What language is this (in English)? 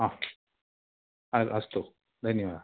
Sanskrit